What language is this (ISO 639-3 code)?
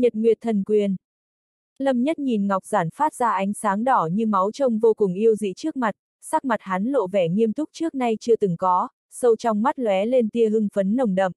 vie